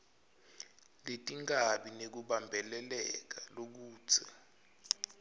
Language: Swati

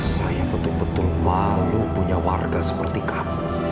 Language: Indonesian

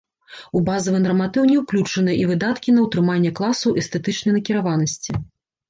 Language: Belarusian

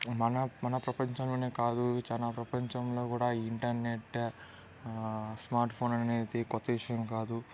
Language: Telugu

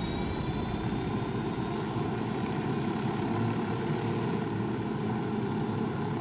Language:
Polish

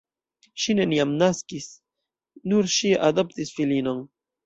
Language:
Esperanto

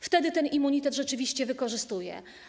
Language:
Polish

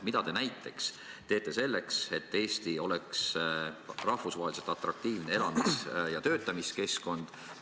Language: Estonian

